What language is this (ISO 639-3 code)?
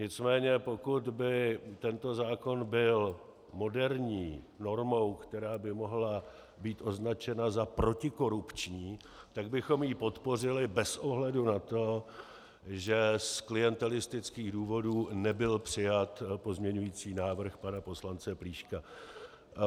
ces